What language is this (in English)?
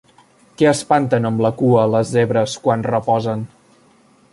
Catalan